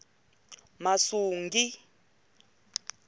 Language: Tsonga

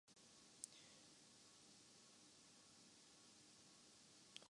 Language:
Urdu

